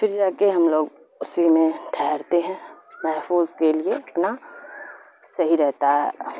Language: Urdu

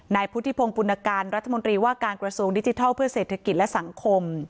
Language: Thai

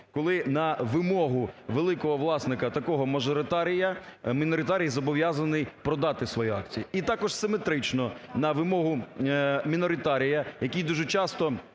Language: Ukrainian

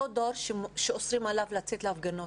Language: Hebrew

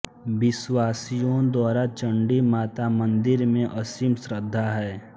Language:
Hindi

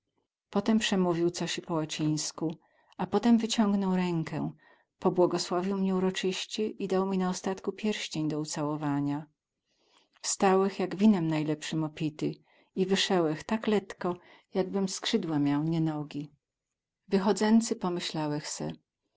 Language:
Polish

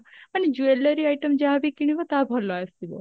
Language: Odia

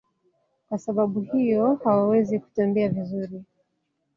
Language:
Swahili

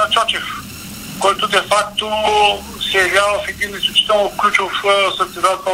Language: Bulgarian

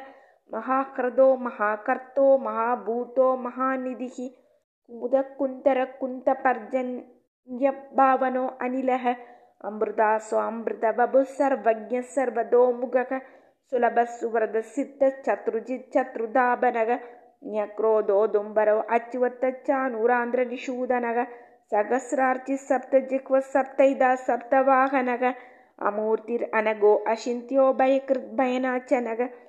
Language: Tamil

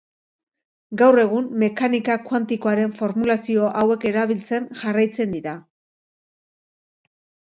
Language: Basque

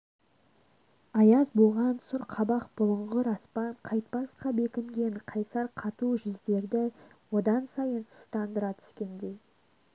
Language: Kazakh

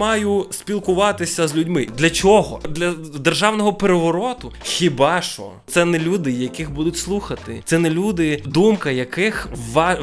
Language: Ukrainian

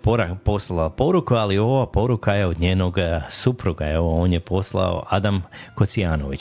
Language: Croatian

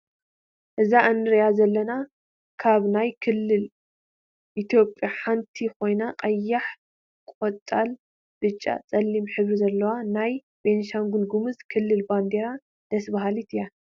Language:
Tigrinya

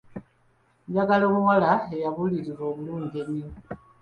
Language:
Ganda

